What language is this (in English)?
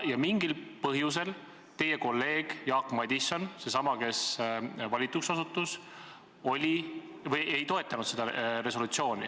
Estonian